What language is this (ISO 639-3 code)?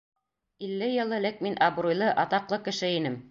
bak